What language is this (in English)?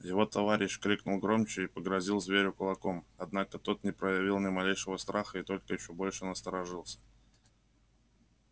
Russian